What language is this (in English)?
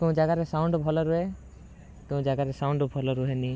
Odia